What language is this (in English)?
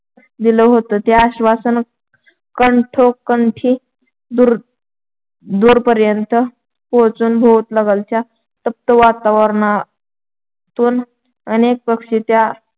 Marathi